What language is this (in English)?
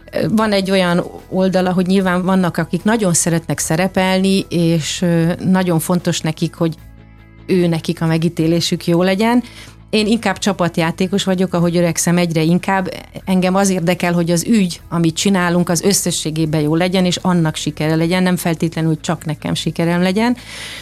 Hungarian